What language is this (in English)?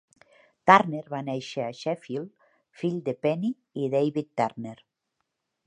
Catalan